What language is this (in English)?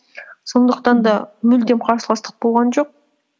Kazakh